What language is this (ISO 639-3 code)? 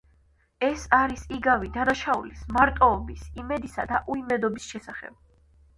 kat